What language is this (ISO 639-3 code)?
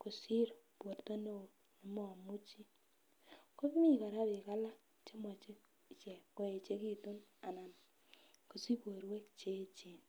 kln